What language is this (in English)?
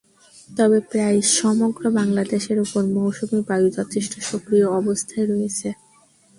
Bangla